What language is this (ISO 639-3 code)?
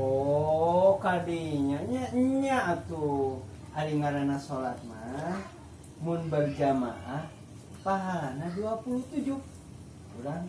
ind